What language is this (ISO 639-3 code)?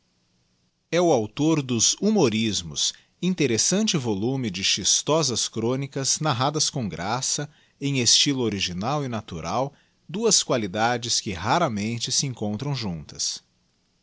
por